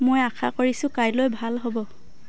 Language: Assamese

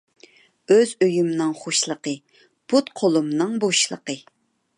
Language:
Uyghur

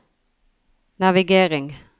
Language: Norwegian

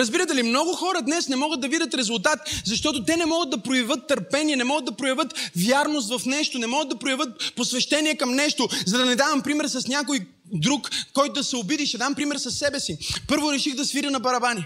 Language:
Bulgarian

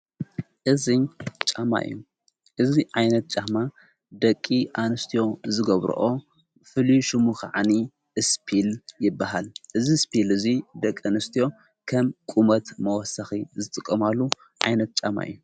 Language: Tigrinya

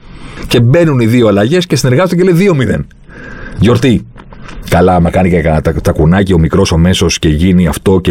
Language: Greek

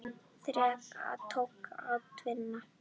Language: Icelandic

